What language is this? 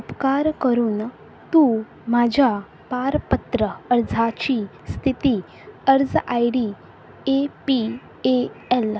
Konkani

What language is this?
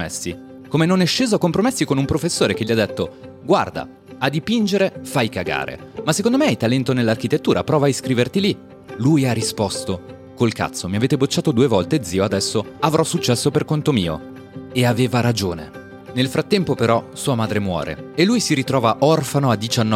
Italian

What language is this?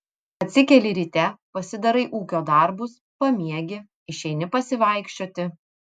Lithuanian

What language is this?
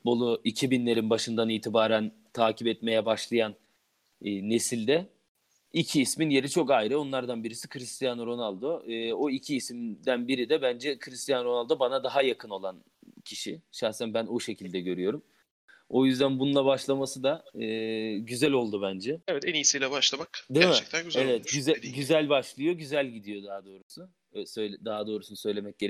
Turkish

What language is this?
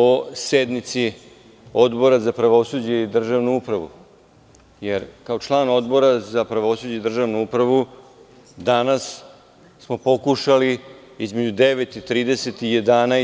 Serbian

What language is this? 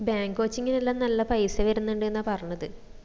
Malayalam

